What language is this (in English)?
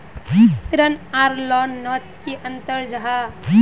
Magahi